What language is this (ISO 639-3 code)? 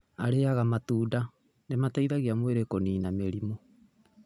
kik